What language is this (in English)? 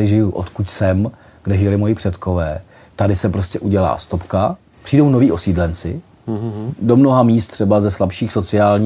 Czech